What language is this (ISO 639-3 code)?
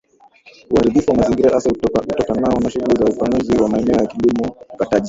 swa